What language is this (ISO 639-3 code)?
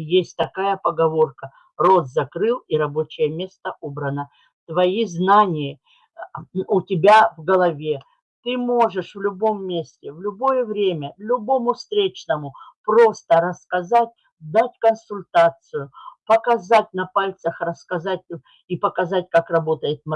rus